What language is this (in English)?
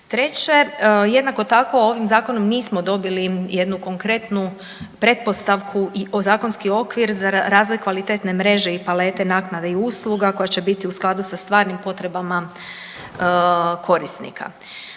Croatian